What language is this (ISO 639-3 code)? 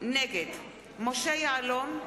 heb